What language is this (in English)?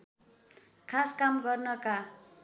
Nepali